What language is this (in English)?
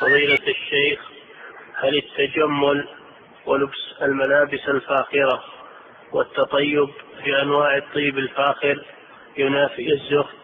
Arabic